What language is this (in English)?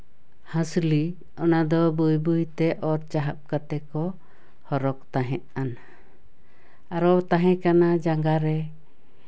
Santali